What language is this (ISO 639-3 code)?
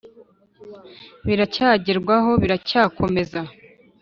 kin